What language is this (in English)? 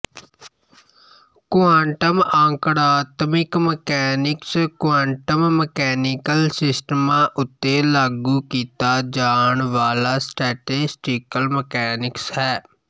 Punjabi